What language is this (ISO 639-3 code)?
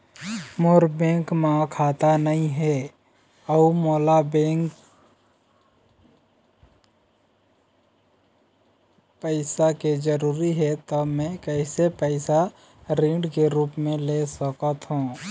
hne